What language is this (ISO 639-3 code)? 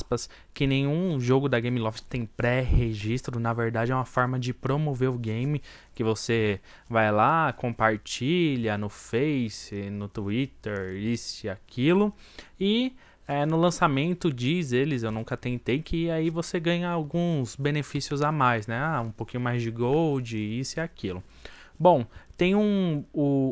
por